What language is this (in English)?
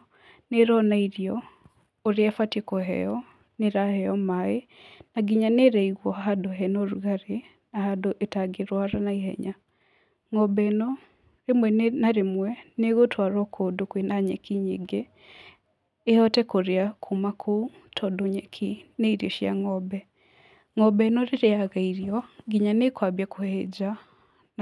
Kikuyu